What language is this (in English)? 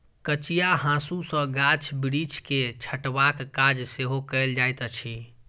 Maithili